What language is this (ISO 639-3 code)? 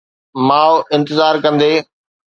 snd